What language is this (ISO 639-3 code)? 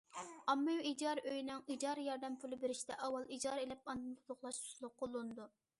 uig